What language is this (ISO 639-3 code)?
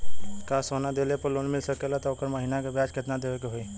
bho